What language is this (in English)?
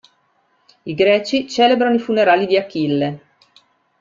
Italian